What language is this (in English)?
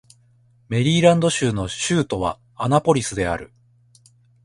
Japanese